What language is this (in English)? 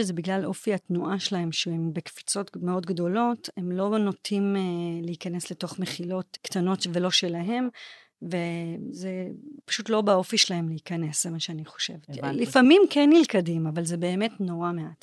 Hebrew